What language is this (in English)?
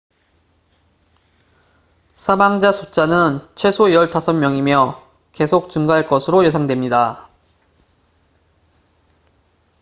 Korean